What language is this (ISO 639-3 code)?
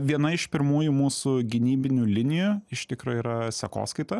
lit